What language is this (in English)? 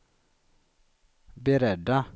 Swedish